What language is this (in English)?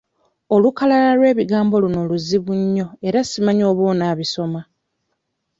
Ganda